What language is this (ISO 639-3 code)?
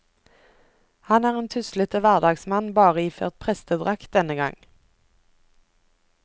nor